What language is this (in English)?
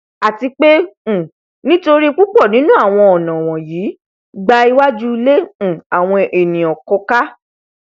Yoruba